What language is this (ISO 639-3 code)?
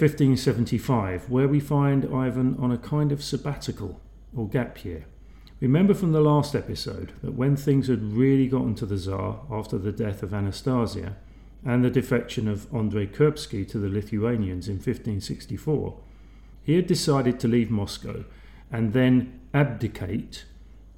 eng